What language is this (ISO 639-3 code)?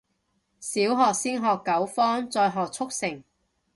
yue